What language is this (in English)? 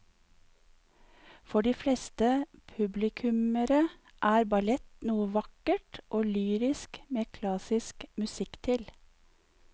Norwegian